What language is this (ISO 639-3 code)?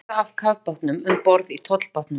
isl